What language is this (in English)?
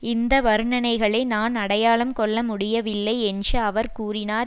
Tamil